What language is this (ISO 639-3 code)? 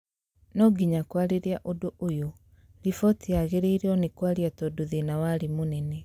kik